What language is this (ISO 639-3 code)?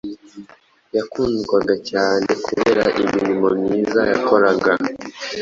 kin